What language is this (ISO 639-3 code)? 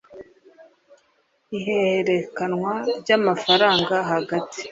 kin